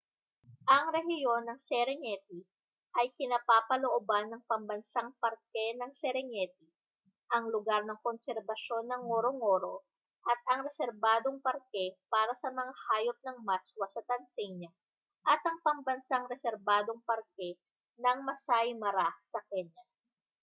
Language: Filipino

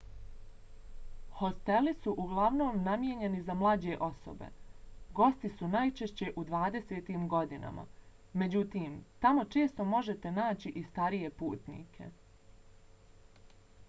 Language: Bosnian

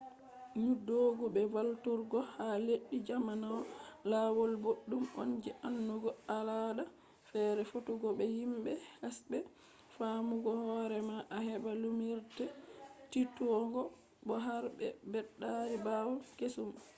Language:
Fula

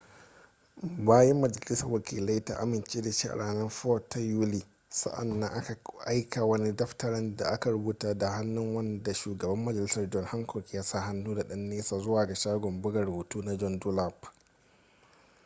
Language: Hausa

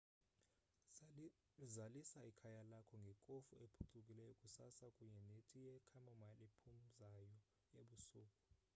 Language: Xhosa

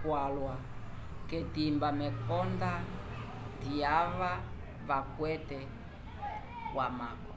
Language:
Umbundu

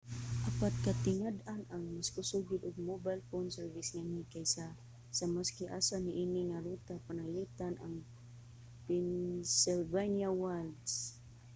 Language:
Cebuano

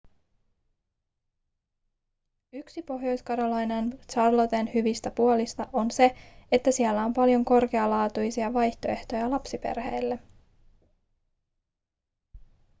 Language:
Finnish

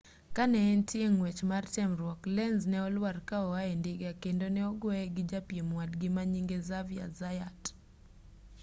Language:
Luo (Kenya and Tanzania)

